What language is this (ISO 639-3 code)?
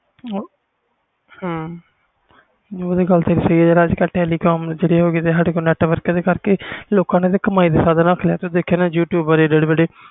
pan